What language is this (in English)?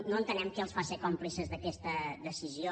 Catalan